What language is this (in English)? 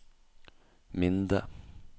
Norwegian